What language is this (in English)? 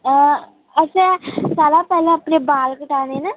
Dogri